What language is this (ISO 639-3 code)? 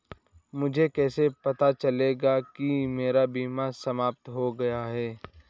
hin